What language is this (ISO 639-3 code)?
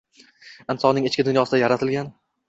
uzb